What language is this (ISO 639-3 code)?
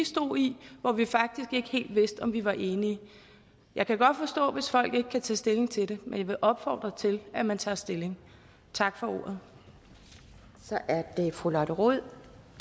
dan